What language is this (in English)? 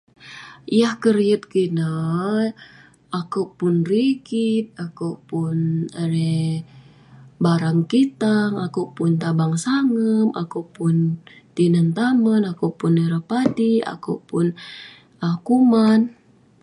Western Penan